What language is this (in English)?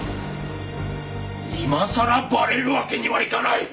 Japanese